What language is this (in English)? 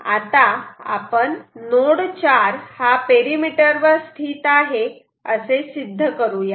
Marathi